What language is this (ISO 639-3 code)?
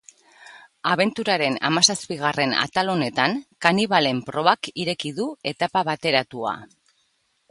eus